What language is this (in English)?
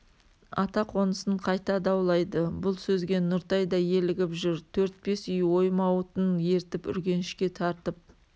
Kazakh